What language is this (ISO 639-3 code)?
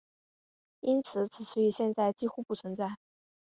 zho